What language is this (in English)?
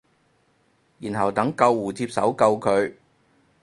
Cantonese